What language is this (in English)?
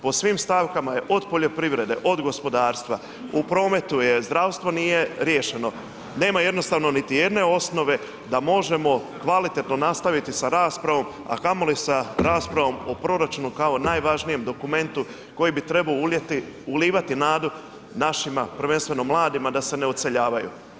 Croatian